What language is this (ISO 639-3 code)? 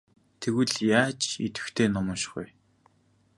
mon